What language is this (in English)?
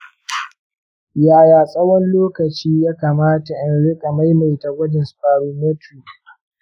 Hausa